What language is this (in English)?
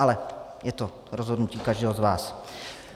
Czech